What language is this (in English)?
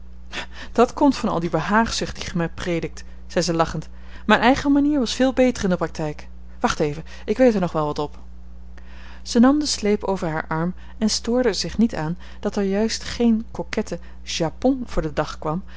Dutch